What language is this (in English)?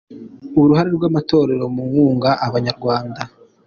Kinyarwanda